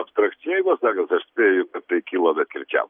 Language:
Lithuanian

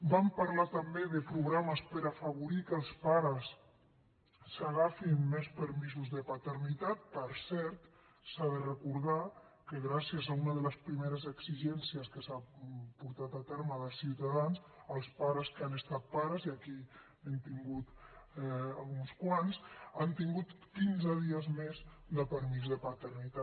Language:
Catalan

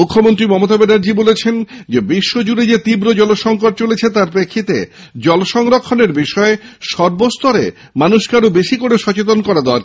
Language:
Bangla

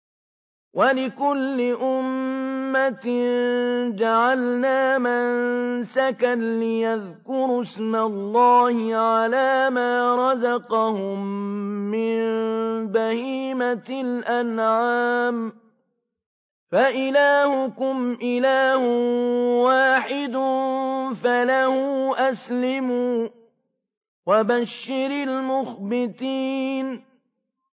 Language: Arabic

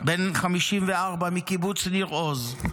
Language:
Hebrew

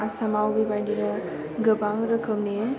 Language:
Bodo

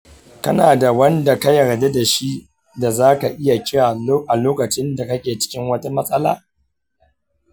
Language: Hausa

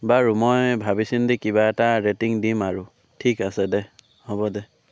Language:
Assamese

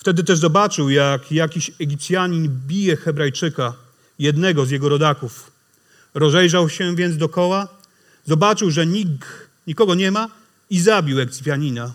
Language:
Polish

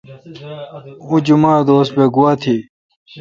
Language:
Kalkoti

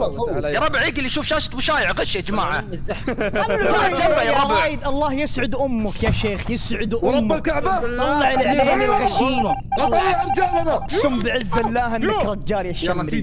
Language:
Arabic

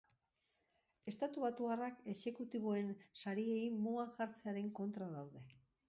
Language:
Basque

